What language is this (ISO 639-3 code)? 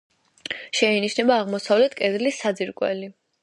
kat